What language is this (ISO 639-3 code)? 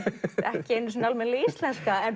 isl